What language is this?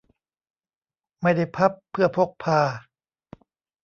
Thai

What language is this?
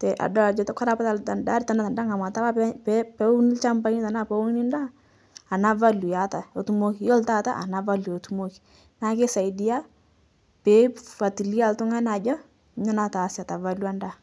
Masai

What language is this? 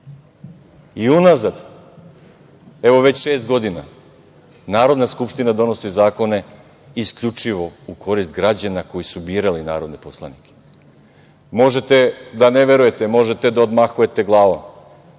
Serbian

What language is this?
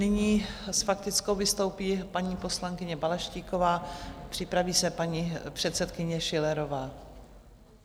Czech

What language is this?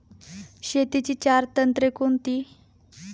Marathi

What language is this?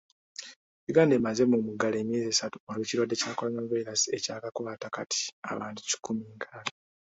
Ganda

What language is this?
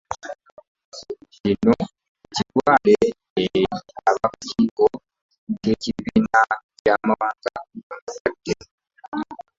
Ganda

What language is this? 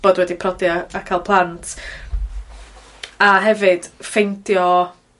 Welsh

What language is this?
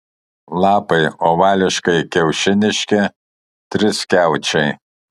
Lithuanian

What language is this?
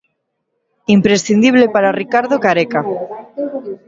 Galician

